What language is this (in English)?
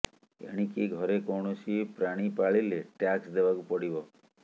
Odia